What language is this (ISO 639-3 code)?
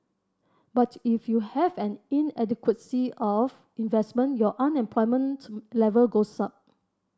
eng